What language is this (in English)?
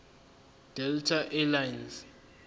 Zulu